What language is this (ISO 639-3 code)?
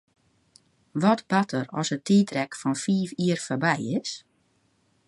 fry